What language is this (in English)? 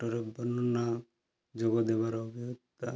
Odia